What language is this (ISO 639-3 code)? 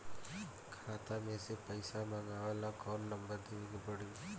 bho